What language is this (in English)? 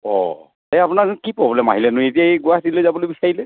Assamese